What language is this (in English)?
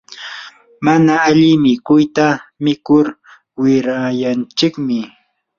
Yanahuanca Pasco Quechua